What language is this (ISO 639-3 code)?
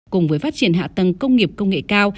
vie